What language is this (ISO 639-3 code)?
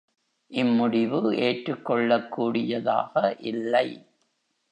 tam